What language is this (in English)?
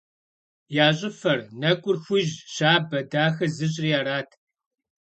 Kabardian